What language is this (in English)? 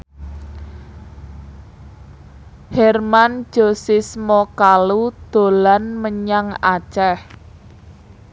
Javanese